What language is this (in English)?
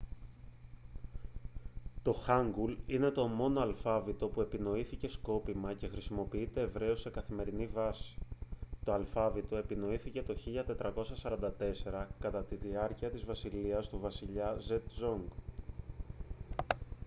Greek